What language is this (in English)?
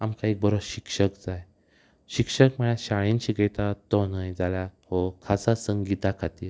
Konkani